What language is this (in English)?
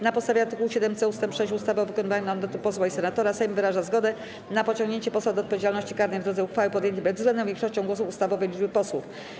Polish